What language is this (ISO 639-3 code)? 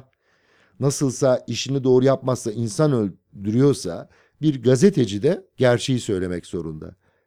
tur